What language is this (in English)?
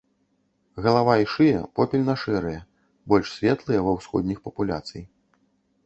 Belarusian